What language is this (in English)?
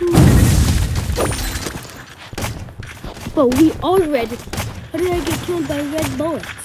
English